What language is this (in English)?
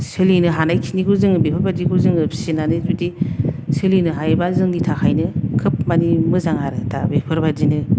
Bodo